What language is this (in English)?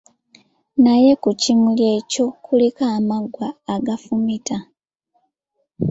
Ganda